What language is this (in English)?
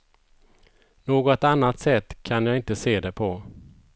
Swedish